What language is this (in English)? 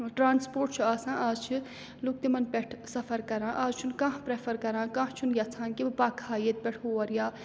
Kashmiri